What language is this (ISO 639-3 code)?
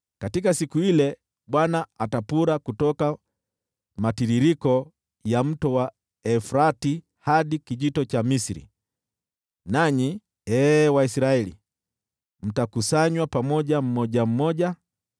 swa